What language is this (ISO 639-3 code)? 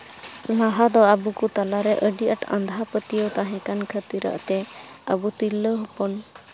sat